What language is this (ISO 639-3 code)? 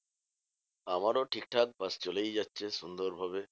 ben